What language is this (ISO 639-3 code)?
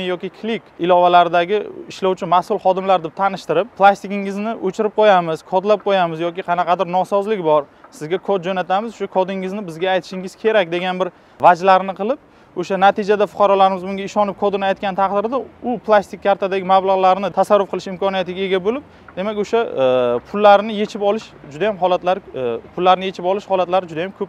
tur